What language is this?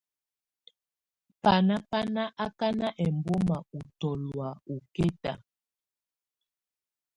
Tunen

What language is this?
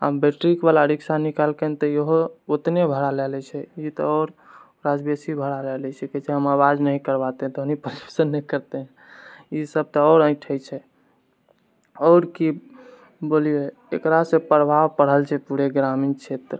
Maithili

